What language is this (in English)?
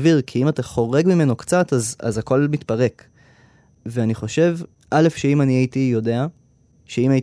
Hebrew